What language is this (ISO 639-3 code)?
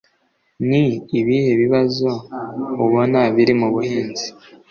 kin